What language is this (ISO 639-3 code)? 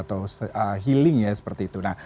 ind